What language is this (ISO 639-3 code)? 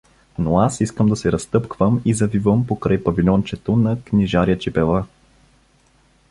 bul